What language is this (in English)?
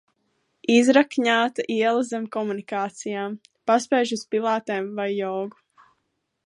Latvian